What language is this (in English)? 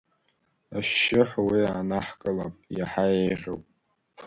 Abkhazian